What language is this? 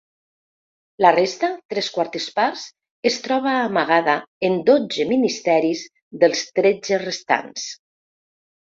Catalan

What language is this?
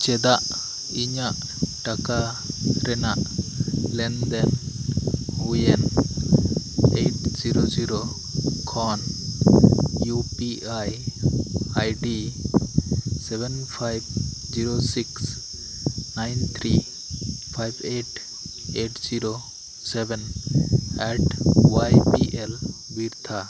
Santali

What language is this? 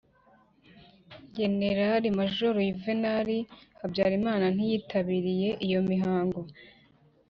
Kinyarwanda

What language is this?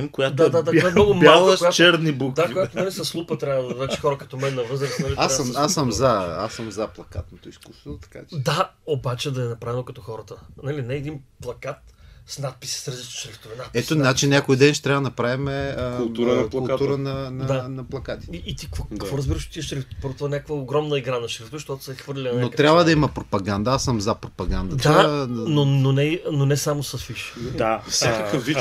Bulgarian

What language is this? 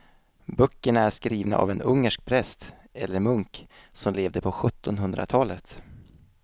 Swedish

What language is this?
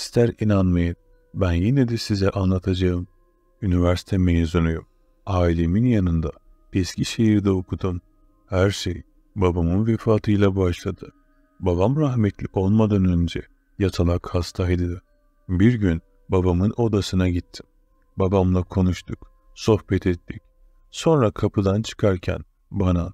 Turkish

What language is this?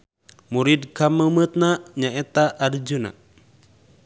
Sundanese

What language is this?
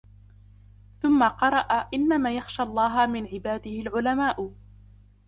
Arabic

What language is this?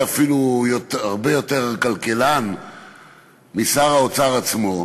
Hebrew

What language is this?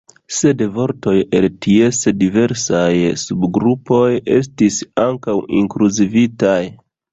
Esperanto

